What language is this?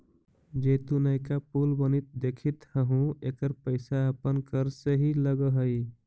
Magahi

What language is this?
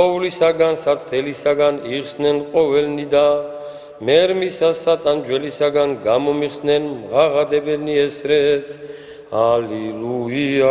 Romanian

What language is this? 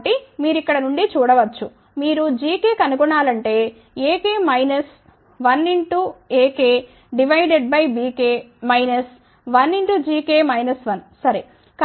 Telugu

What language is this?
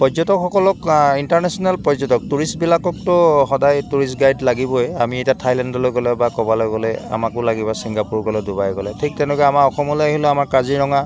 Assamese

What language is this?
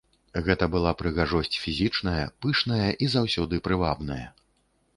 Belarusian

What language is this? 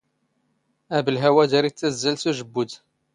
Standard Moroccan Tamazight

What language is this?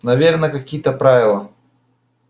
Russian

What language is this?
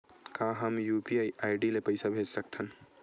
Chhattisgarhi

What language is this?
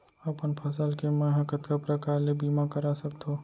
Chhattisgarhi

